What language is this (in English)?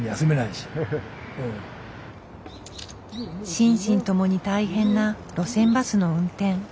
Japanese